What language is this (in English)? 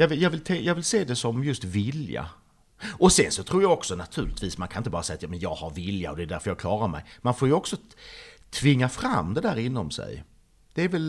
Swedish